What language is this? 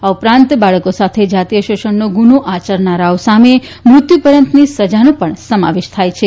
Gujarati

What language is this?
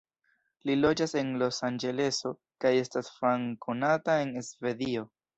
Esperanto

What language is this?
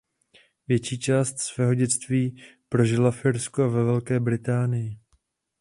Czech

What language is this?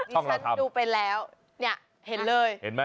Thai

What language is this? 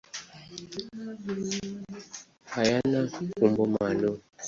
Swahili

